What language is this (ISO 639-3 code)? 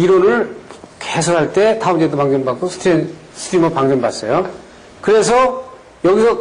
kor